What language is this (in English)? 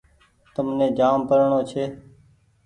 Goaria